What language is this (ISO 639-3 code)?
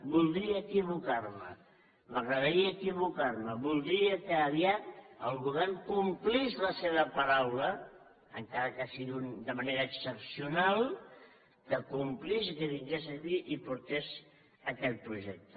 cat